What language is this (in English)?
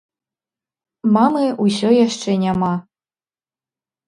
Belarusian